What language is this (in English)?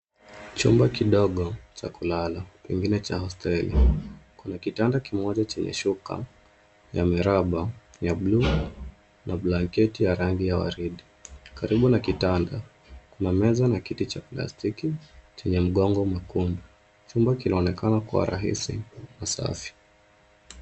Swahili